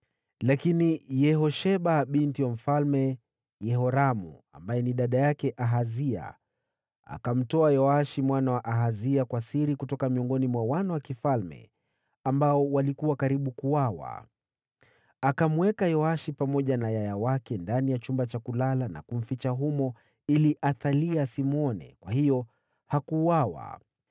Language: Swahili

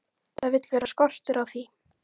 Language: Icelandic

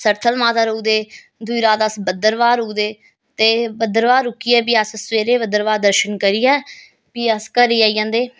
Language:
Dogri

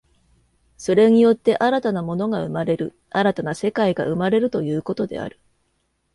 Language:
Japanese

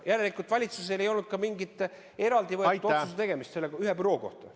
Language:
Estonian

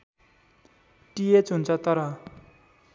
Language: Nepali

